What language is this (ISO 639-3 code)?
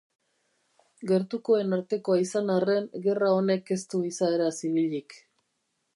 eus